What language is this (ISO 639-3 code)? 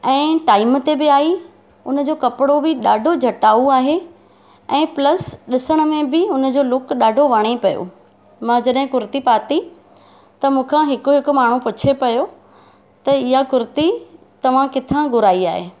snd